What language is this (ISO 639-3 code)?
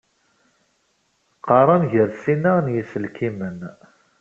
kab